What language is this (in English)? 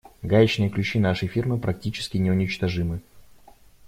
Russian